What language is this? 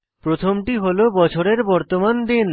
Bangla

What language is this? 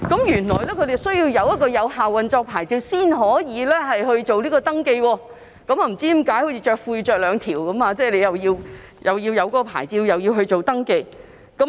Cantonese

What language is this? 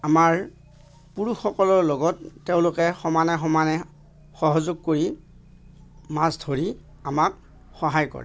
Assamese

